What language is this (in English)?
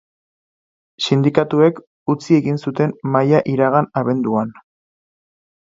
Basque